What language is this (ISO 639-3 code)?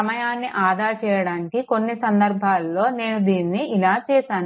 tel